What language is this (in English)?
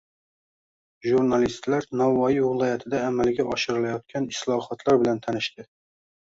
Uzbek